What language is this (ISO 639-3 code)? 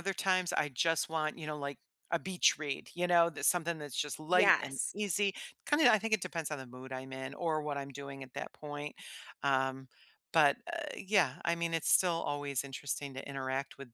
eng